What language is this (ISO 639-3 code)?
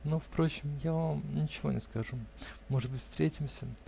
rus